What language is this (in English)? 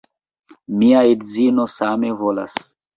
Esperanto